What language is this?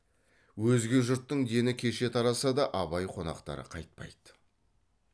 Kazakh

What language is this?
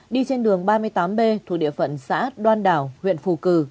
Vietnamese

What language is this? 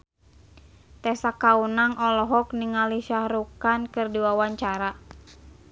Sundanese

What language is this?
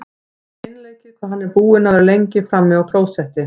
Icelandic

